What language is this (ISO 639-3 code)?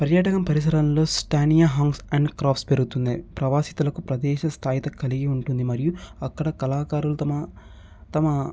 tel